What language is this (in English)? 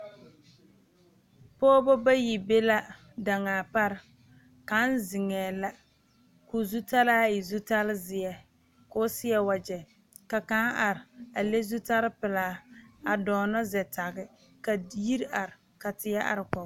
Southern Dagaare